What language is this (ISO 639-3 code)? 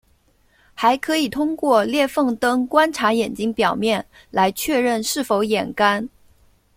zho